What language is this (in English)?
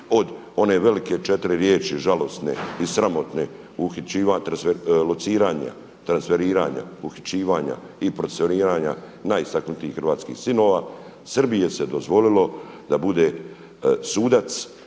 Croatian